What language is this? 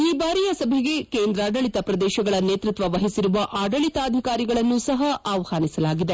Kannada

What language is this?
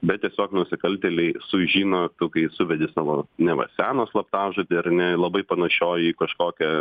Lithuanian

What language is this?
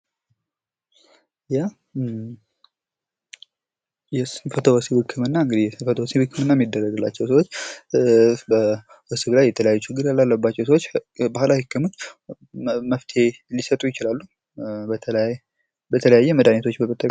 Amharic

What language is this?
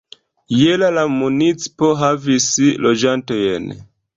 Esperanto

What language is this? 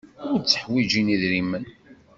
Kabyle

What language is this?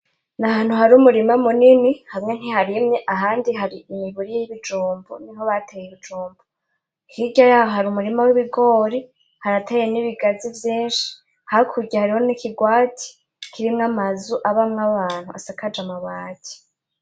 Rundi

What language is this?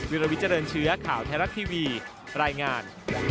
Thai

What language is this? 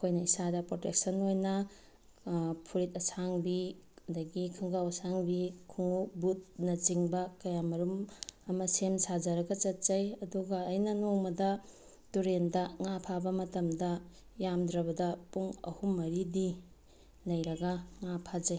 Manipuri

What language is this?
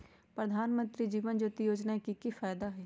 Magahi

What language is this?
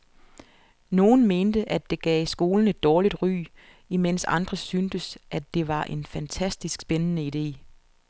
Danish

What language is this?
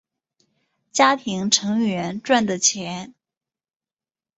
Chinese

